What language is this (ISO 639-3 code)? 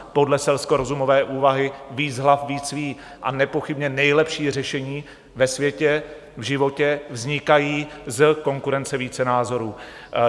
ces